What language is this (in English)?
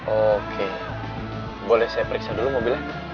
Indonesian